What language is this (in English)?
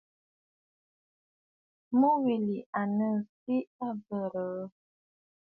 Bafut